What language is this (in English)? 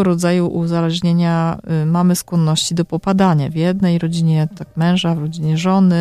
Polish